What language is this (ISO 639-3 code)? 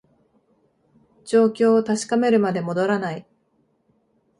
jpn